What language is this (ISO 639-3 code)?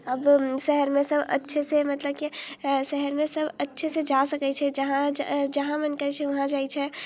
mai